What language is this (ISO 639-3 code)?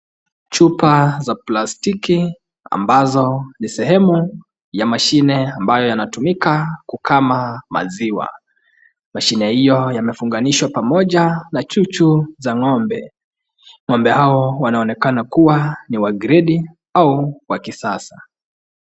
swa